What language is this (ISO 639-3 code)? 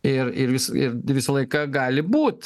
lit